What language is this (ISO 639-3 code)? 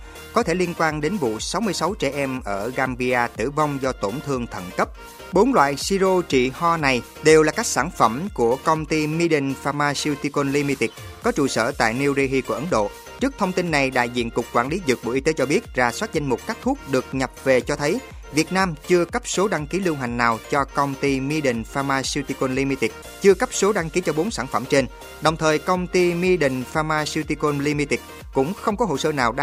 vie